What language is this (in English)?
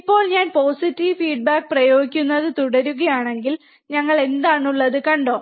Malayalam